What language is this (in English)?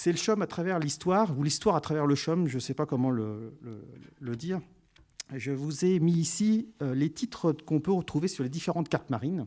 French